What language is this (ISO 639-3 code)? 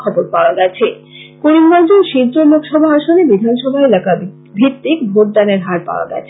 ben